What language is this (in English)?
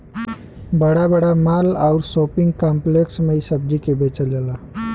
Bhojpuri